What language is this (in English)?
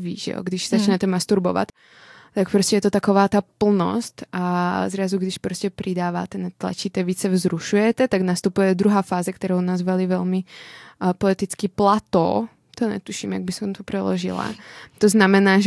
Czech